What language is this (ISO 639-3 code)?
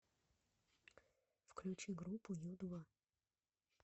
rus